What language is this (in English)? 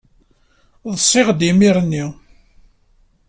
Kabyle